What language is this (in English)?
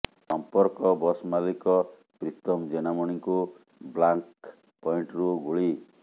Odia